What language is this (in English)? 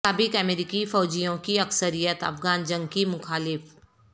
Urdu